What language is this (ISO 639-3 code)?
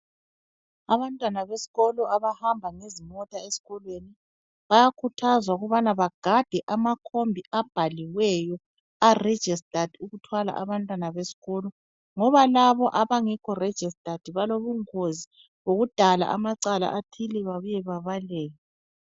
nde